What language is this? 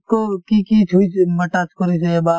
Assamese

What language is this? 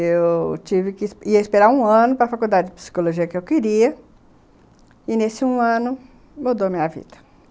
Portuguese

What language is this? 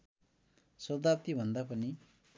Nepali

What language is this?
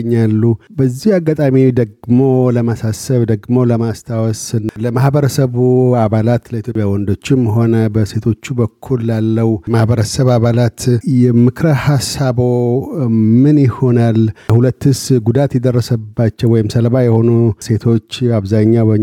Amharic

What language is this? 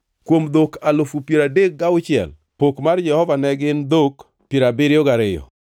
Luo (Kenya and Tanzania)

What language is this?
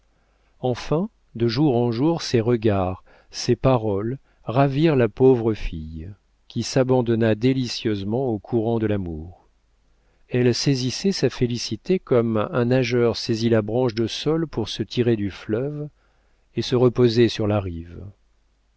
French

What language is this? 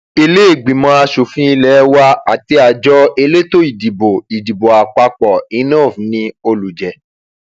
Yoruba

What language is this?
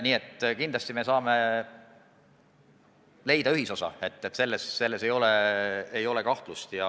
Estonian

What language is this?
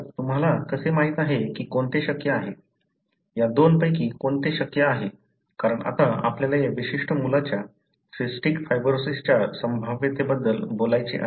Marathi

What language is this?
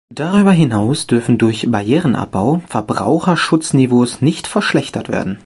German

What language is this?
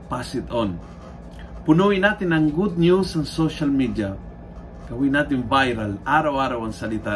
Filipino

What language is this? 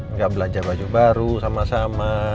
Indonesian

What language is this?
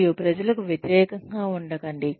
Telugu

